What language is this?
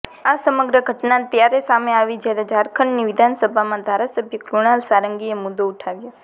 Gujarati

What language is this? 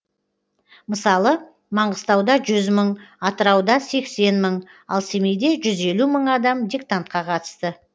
Kazakh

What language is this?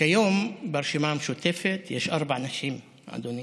Hebrew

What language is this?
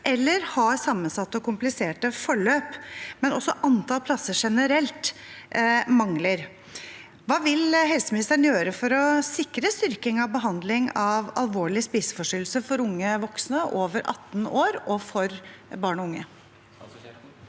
Norwegian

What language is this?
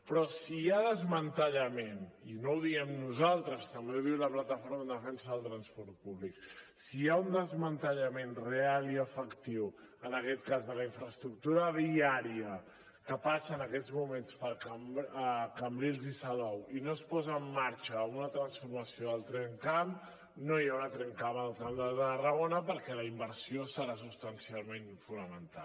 Catalan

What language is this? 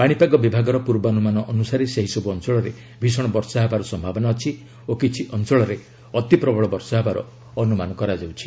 Odia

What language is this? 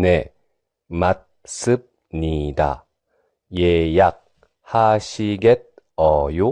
Korean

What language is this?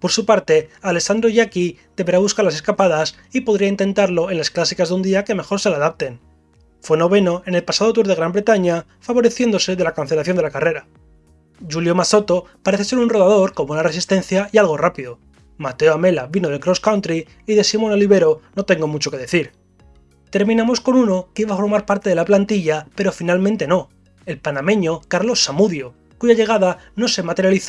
Spanish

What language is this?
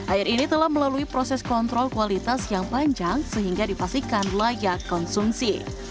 Indonesian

